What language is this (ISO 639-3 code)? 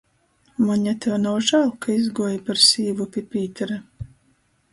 ltg